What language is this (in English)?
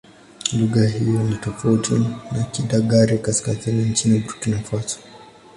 Swahili